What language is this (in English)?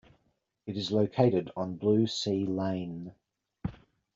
English